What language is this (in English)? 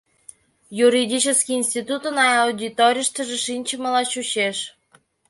Mari